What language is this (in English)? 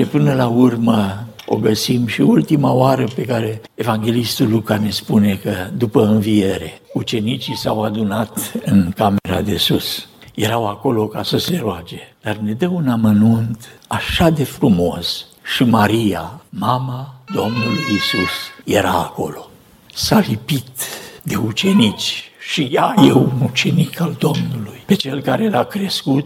Romanian